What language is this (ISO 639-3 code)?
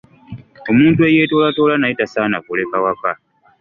lug